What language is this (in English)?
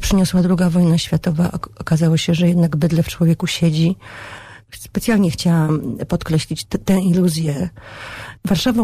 Polish